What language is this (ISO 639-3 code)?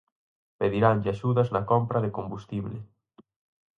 glg